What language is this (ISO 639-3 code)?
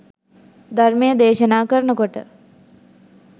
sin